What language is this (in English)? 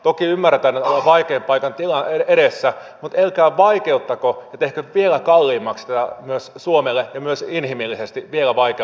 Finnish